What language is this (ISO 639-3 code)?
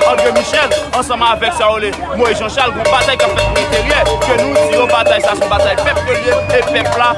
fra